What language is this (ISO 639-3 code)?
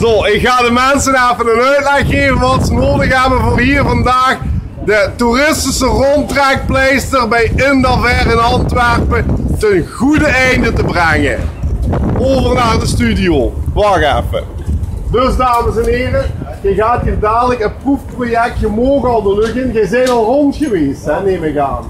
nld